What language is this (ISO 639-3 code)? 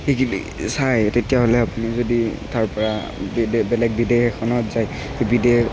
asm